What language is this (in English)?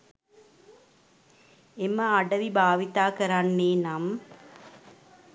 Sinhala